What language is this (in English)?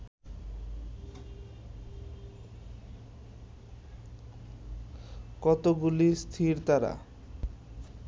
Bangla